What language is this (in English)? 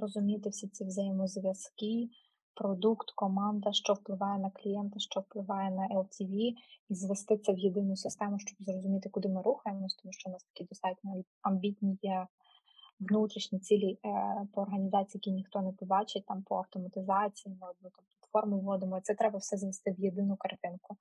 Ukrainian